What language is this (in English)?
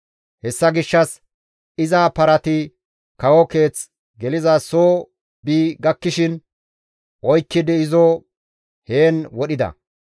Gamo